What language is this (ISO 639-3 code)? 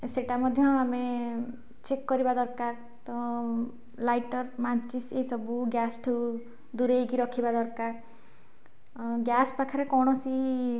ori